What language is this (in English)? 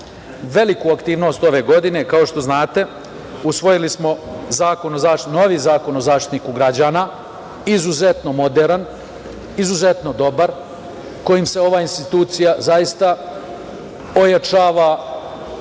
Serbian